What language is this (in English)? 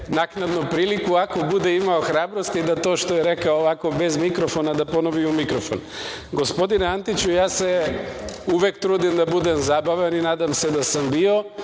Serbian